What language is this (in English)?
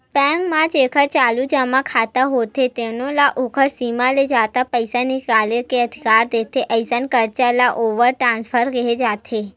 Chhattisgarhi